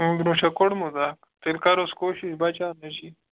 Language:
Kashmiri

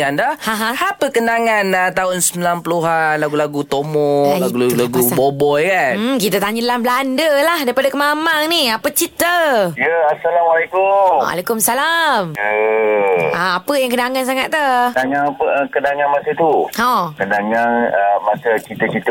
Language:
Malay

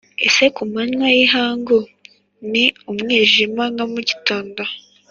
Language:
Kinyarwanda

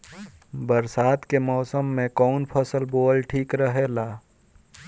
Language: Bhojpuri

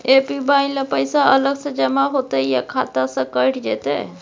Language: Maithili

